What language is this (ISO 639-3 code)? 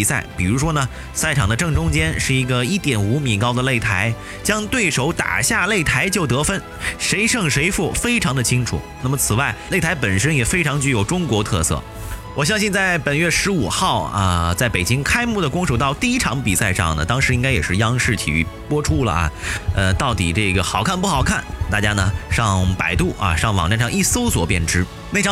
zho